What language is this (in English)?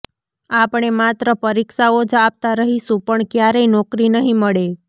Gujarati